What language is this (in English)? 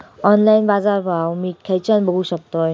Marathi